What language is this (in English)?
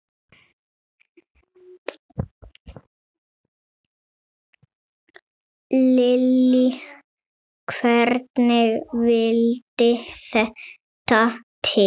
Icelandic